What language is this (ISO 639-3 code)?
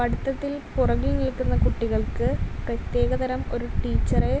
mal